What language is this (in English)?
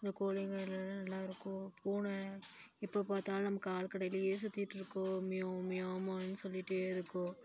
Tamil